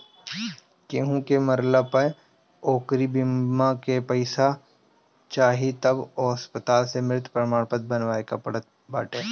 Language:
Bhojpuri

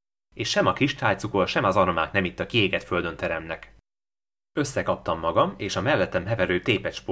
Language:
Hungarian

